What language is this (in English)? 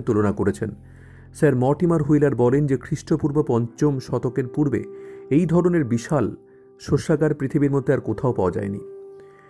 Bangla